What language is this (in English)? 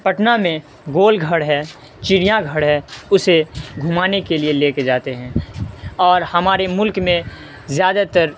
Urdu